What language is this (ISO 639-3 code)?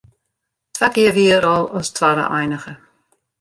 fry